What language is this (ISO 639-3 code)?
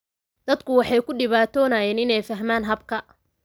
som